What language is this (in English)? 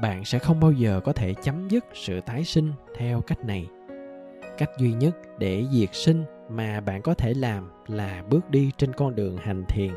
Vietnamese